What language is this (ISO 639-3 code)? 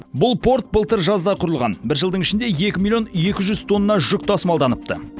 kaz